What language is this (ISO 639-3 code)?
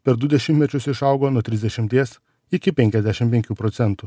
lit